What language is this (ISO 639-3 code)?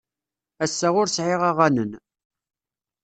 kab